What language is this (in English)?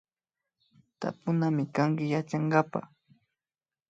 Imbabura Highland Quichua